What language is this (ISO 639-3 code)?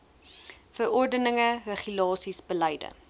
afr